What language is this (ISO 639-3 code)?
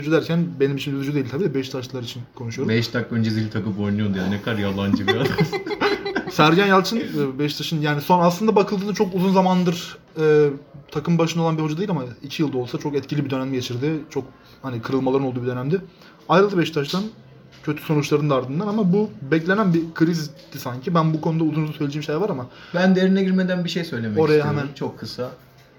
tur